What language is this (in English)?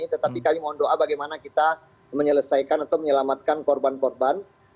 Indonesian